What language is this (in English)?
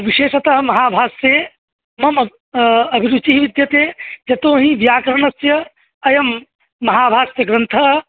Sanskrit